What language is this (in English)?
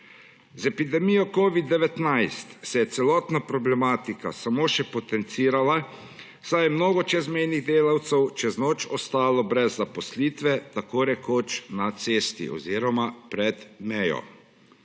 Slovenian